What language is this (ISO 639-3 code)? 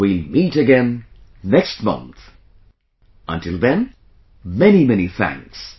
eng